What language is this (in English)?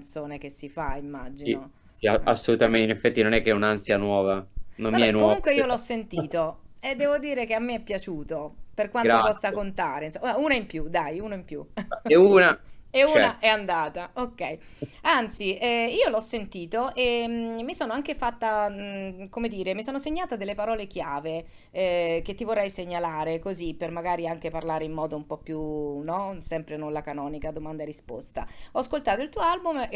Italian